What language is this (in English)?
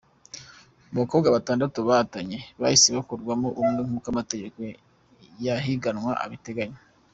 Kinyarwanda